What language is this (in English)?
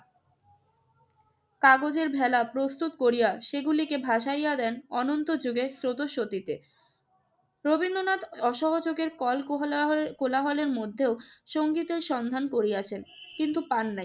Bangla